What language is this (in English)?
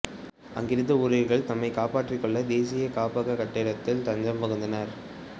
Tamil